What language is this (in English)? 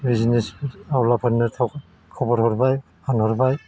Bodo